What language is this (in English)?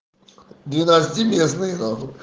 Russian